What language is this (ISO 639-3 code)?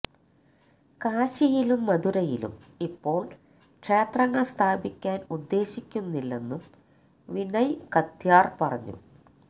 mal